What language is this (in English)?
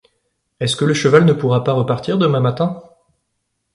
French